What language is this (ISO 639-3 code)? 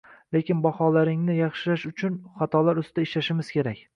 uzb